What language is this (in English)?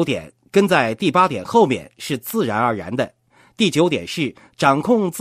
Chinese